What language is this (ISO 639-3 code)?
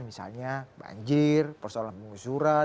ind